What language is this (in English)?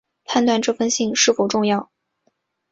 Chinese